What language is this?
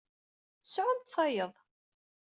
Kabyle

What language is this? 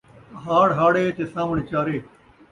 Saraiki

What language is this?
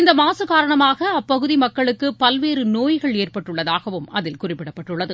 Tamil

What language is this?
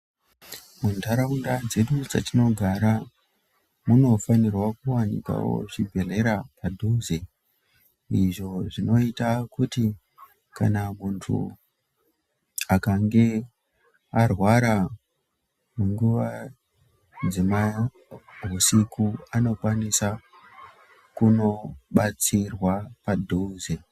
Ndau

